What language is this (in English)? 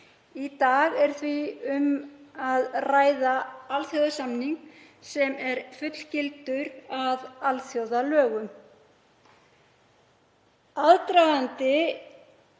Icelandic